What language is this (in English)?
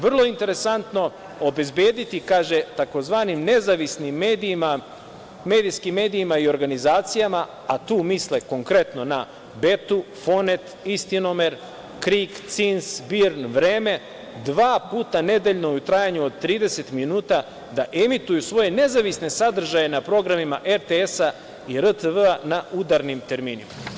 Serbian